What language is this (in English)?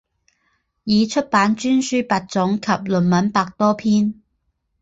Chinese